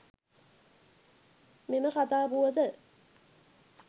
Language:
Sinhala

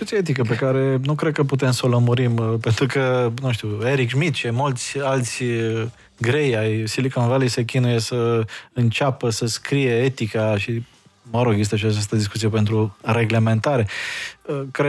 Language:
Romanian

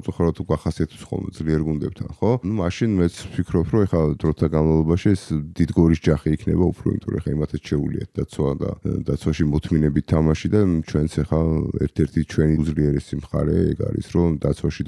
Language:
Romanian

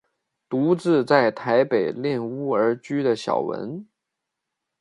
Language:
Chinese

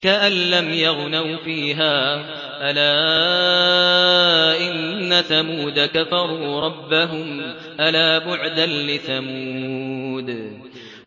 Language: Arabic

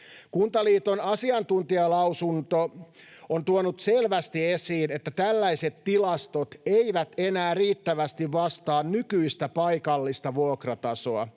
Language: Finnish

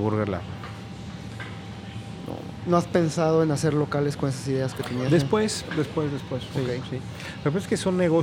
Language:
Spanish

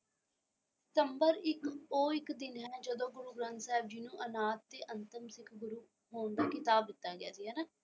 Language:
Punjabi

